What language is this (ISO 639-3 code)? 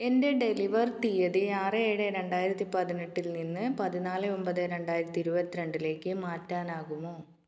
mal